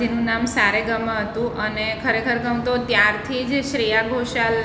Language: Gujarati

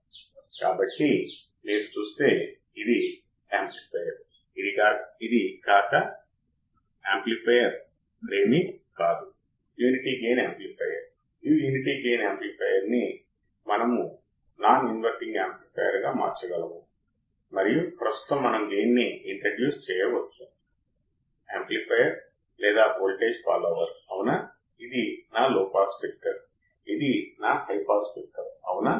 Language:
Telugu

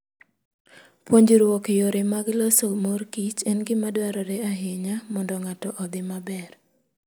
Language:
Luo (Kenya and Tanzania)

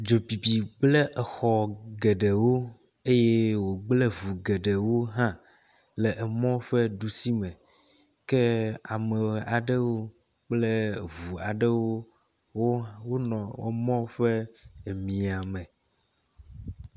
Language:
Ewe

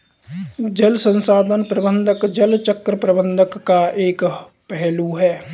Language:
Hindi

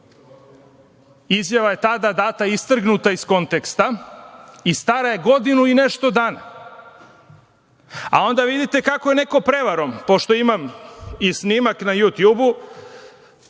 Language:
Serbian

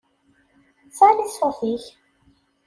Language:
Kabyle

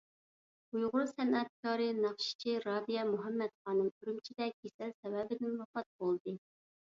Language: Uyghur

